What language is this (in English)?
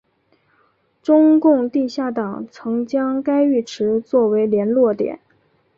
Chinese